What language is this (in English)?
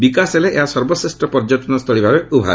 Odia